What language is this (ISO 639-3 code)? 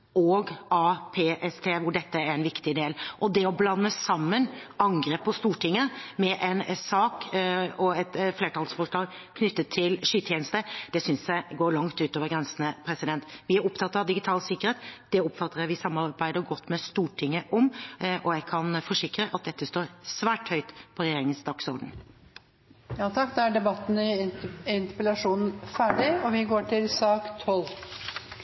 nor